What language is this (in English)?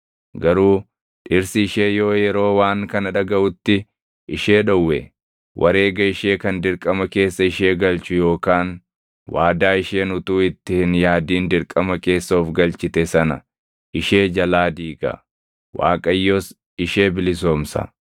Oromo